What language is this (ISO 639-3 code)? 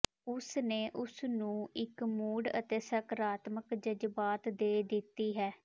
pan